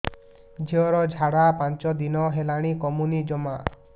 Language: Odia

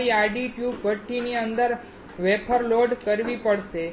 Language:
Gujarati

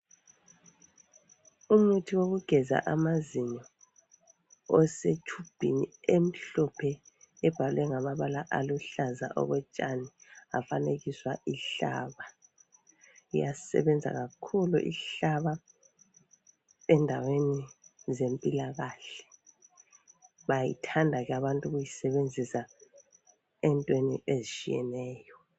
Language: North Ndebele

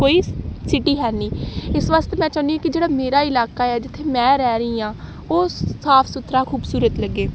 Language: Punjabi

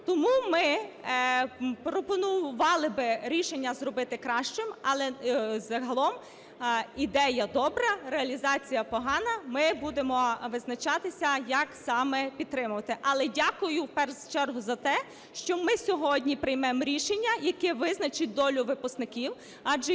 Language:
Ukrainian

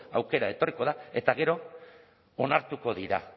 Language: Basque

